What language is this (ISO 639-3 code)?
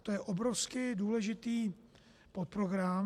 ces